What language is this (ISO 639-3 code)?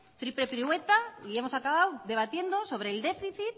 spa